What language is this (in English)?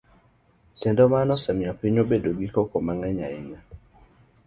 Luo (Kenya and Tanzania)